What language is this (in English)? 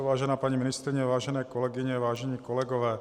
Czech